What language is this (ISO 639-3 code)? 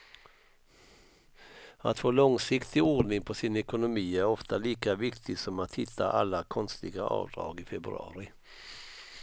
swe